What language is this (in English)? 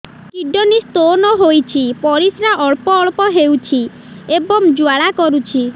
Odia